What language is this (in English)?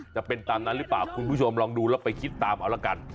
Thai